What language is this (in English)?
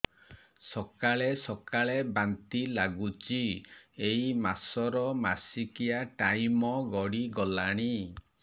Odia